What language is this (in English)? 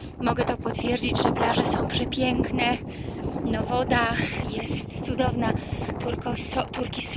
Polish